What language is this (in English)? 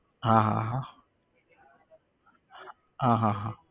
Gujarati